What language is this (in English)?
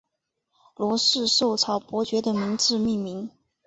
Chinese